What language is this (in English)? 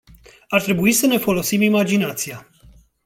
Romanian